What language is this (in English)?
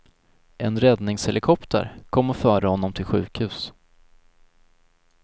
Swedish